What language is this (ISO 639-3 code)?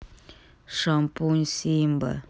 rus